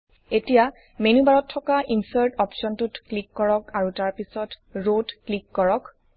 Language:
Assamese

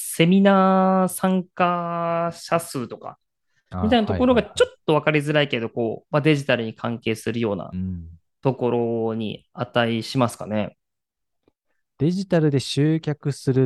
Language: Japanese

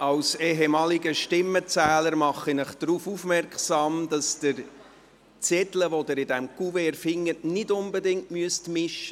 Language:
Swiss German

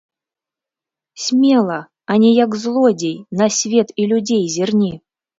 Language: Belarusian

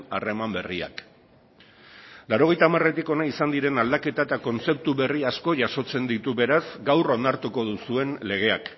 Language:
Basque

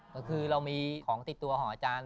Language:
Thai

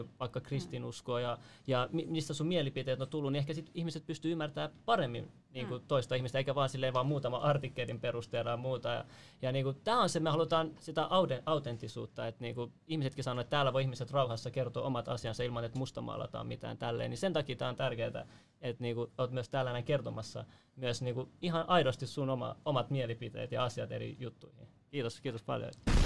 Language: Finnish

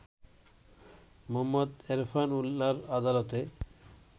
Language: Bangla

